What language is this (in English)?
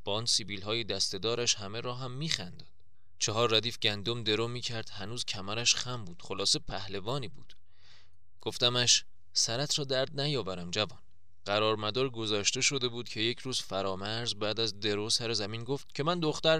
Persian